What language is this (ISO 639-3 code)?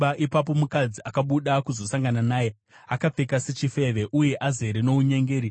sna